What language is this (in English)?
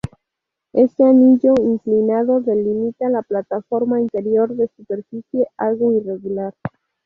Spanish